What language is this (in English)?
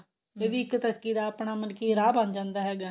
Punjabi